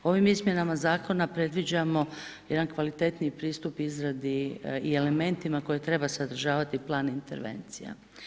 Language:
Croatian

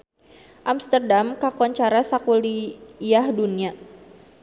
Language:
Sundanese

